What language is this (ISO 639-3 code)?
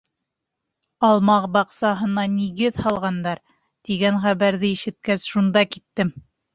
bak